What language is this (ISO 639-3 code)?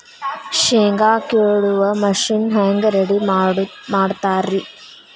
kan